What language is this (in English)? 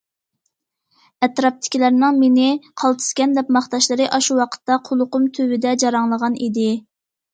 Uyghur